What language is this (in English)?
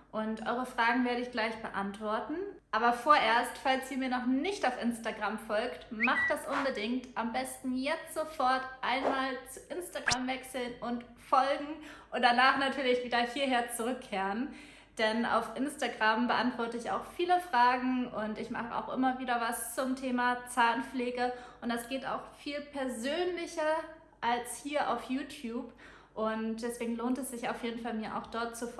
German